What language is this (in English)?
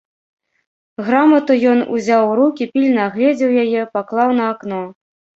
Belarusian